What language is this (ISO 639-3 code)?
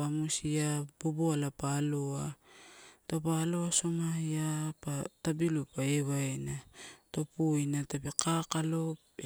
ttu